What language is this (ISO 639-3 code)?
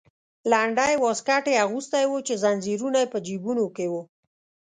pus